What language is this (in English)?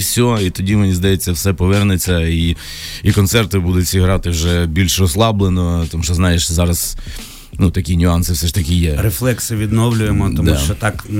Ukrainian